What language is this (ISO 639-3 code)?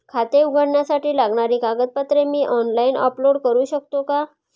mar